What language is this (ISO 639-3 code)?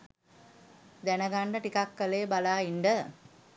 sin